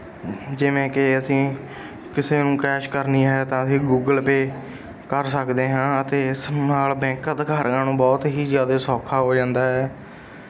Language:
Punjabi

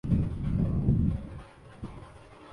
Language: Urdu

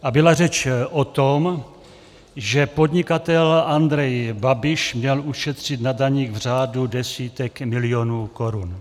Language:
Czech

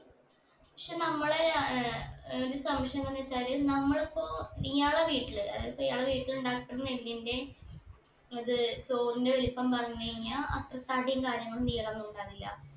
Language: Malayalam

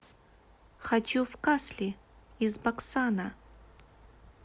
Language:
Russian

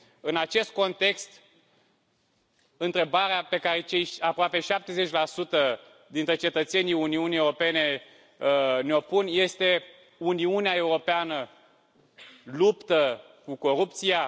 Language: Romanian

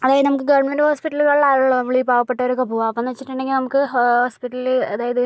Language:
Malayalam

